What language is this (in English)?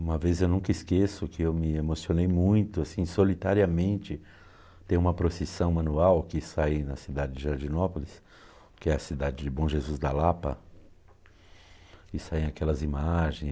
Portuguese